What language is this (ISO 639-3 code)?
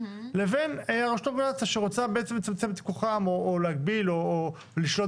heb